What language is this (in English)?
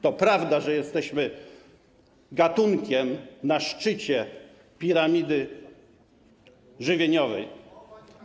Polish